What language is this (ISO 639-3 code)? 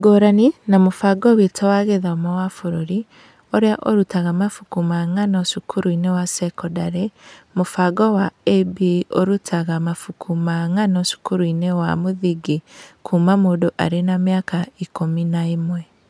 kik